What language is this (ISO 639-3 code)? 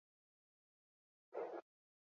eus